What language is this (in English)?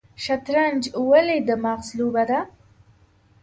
Pashto